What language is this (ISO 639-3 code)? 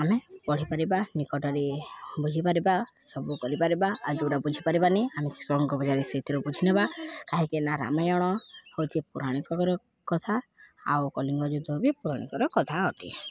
ori